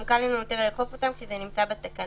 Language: Hebrew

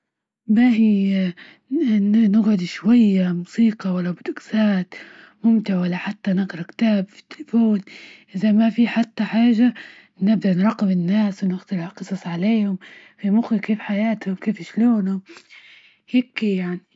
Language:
Libyan Arabic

